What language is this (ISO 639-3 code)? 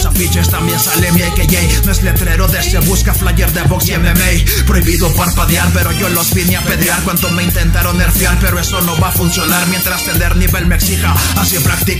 spa